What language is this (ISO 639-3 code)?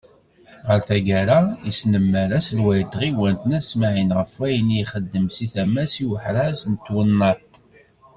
kab